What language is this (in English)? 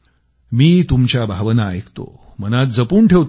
Marathi